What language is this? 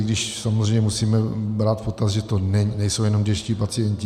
Czech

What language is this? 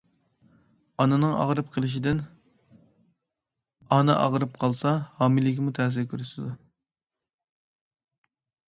Uyghur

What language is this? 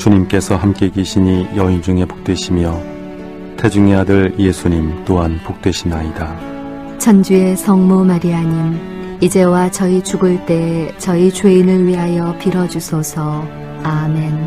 Korean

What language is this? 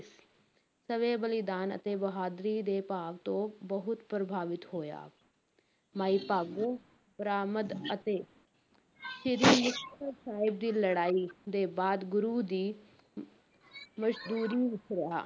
Punjabi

